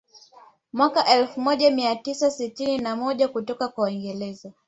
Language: Swahili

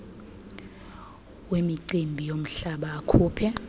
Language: Xhosa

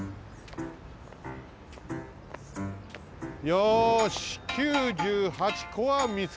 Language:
Japanese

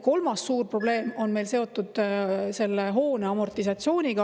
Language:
Estonian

